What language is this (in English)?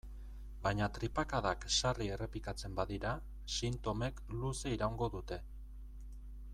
Basque